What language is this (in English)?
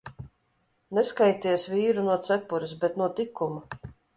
Latvian